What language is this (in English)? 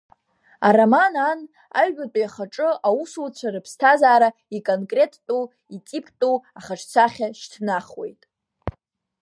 Abkhazian